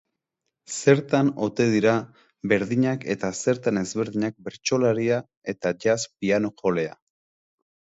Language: Basque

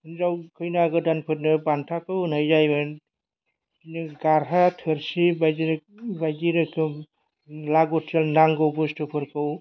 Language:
Bodo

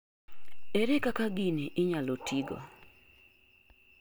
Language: Luo (Kenya and Tanzania)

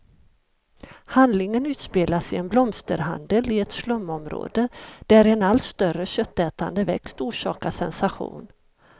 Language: Swedish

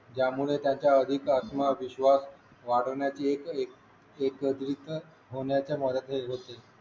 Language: Marathi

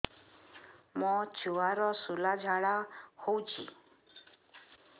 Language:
Odia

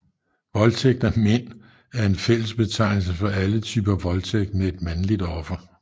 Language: Danish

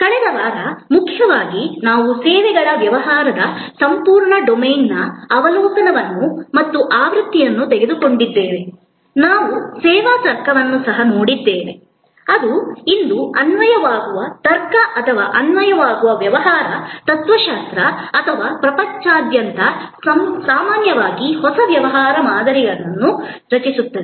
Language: Kannada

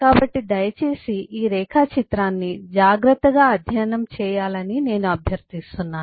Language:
Telugu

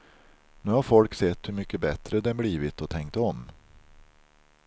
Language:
Swedish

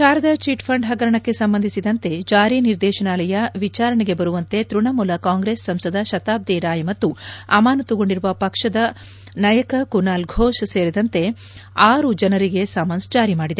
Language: Kannada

